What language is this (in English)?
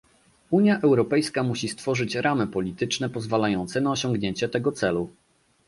Polish